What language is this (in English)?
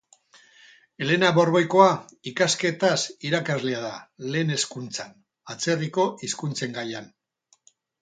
Basque